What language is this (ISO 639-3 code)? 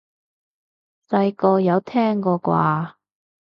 yue